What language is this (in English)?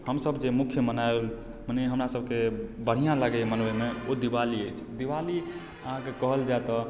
Maithili